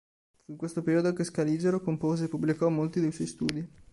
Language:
Italian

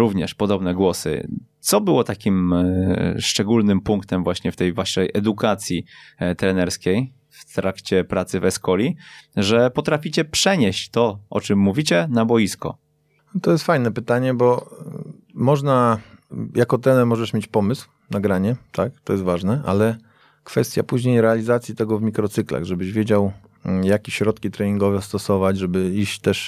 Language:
Polish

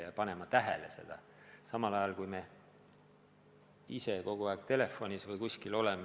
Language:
Estonian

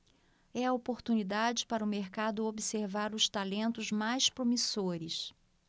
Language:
Portuguese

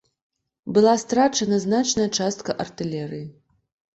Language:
Belarusian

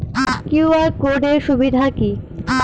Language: Bangla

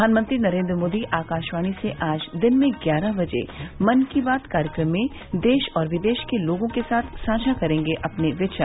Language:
Hindi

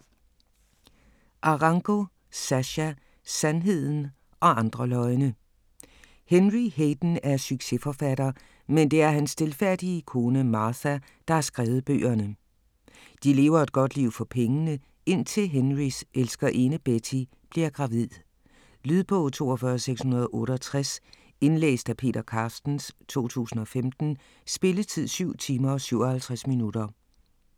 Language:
Danish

